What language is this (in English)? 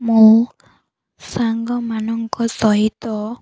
Odia